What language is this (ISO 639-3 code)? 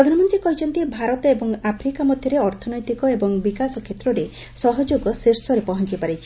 ori